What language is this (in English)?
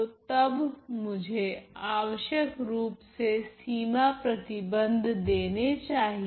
Hindi